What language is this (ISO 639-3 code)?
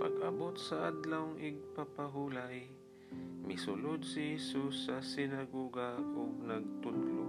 fil